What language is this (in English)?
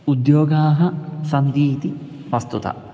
Sanskrit